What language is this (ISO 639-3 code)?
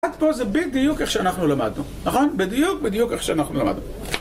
heb